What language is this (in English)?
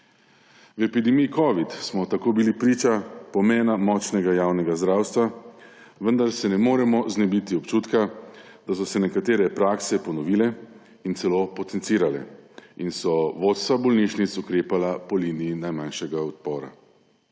Slovenian